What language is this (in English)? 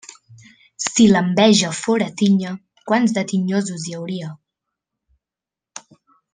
Catalan